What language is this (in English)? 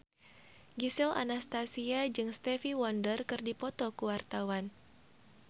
Sundanese